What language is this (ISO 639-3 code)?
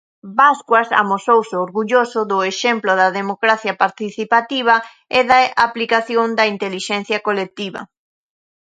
glg